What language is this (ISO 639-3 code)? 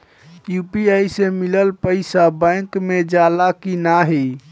bho